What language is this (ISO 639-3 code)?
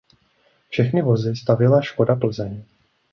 ces